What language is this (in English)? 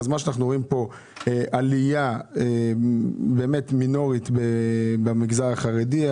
Hebrew